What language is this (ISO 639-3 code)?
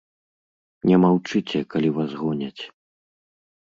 bel